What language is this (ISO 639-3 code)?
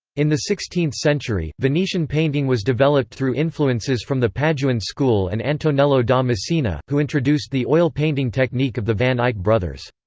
eng